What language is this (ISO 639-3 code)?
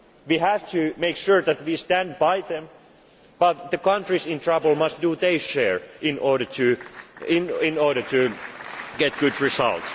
eng